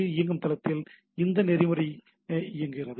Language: Tamil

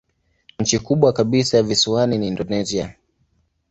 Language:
Swahili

